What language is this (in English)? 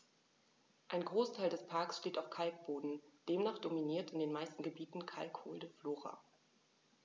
German